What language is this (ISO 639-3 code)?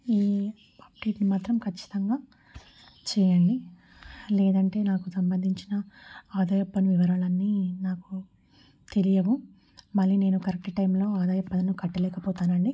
tel